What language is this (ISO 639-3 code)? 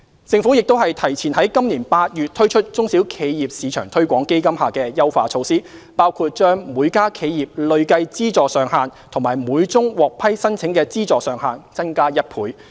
yue